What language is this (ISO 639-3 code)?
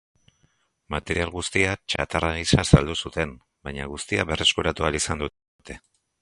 eus